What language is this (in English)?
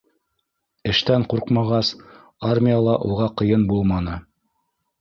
Bashkir